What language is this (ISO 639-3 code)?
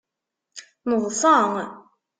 kab